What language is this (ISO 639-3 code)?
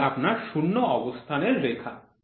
ben